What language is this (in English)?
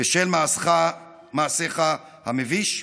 Hebrew